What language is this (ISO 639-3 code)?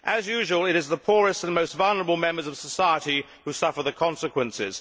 eng